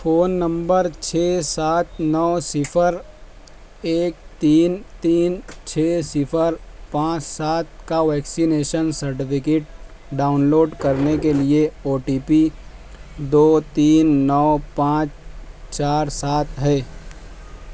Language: Urdu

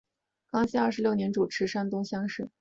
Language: Chinese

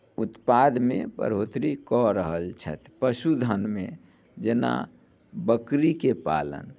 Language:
Maithili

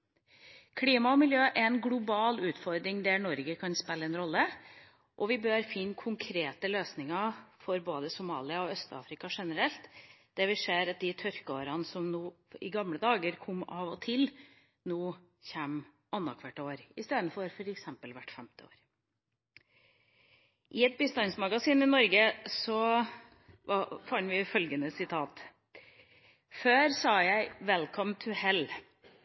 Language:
Norwegian Bokmål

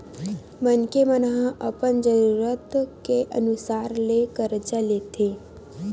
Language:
Chhattisgarhi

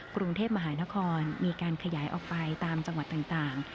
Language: Thai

